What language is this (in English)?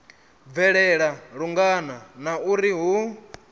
Venda